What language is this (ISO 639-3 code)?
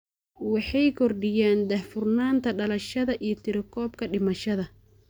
som